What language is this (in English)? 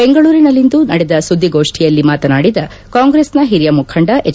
Kannada